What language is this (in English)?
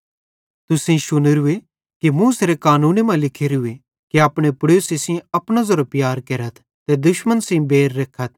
Bhadrawahi